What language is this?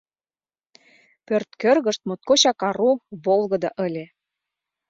Mari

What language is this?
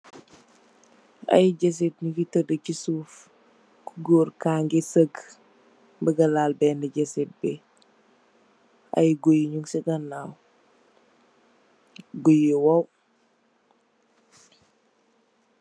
Wolof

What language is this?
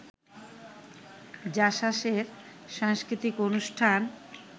Bangla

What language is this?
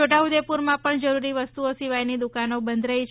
Gujarati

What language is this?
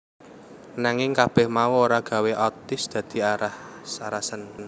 Javanese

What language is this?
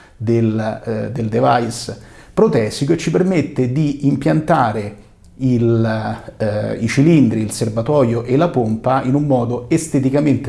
Italian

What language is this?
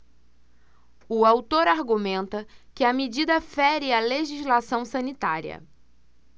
Portuguese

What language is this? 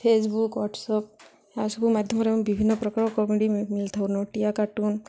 Odia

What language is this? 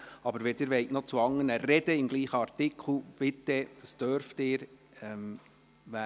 Swiss German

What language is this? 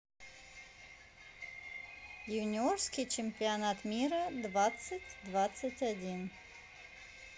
Russian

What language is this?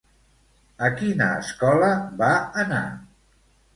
Catalan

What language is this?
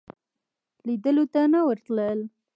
Pashto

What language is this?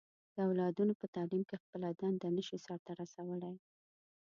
Pashto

